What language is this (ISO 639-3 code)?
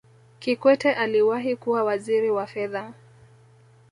swa